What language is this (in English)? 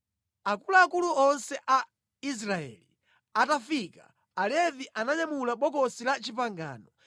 Nyanja